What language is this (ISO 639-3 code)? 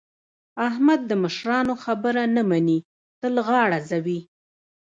pus